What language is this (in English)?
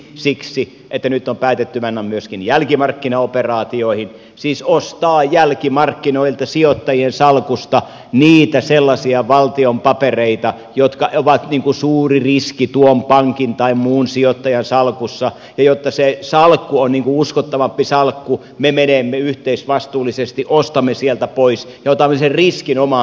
Finnish